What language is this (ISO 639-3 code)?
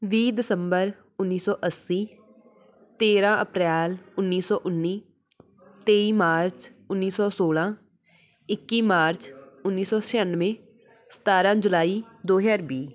pan